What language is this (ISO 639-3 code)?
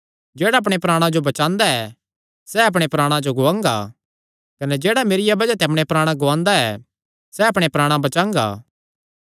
xnr